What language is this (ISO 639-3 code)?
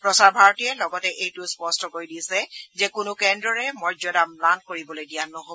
asm